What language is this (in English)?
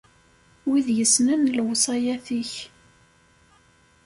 Kabyle